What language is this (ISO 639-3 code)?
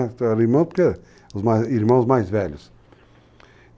por